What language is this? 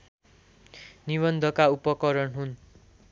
Nepali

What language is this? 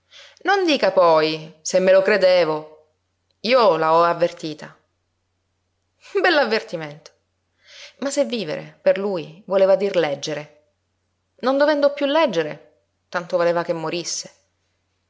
Italian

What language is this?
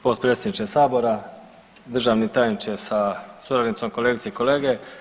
Croatian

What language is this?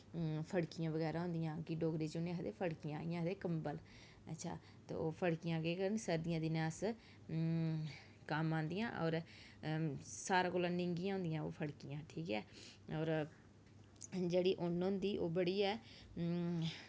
Dogri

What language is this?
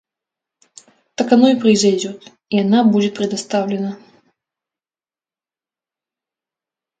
Russian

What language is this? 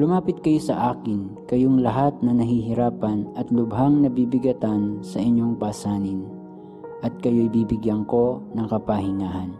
Filipino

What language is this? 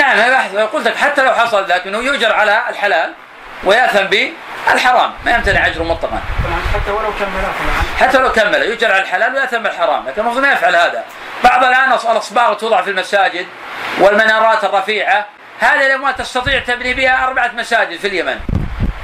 Arabic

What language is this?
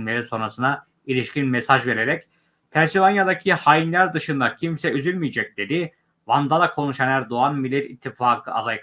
Turkish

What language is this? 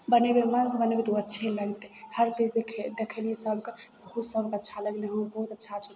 Maithili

